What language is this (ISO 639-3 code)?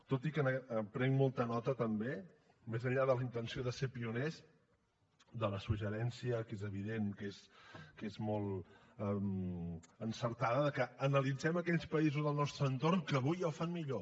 cat